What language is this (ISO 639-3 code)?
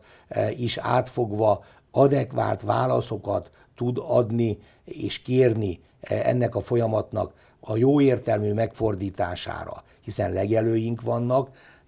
hun